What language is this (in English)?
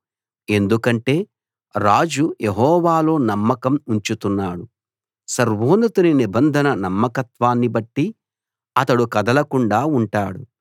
Telugu